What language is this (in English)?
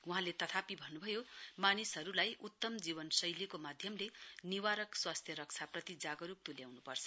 Nepali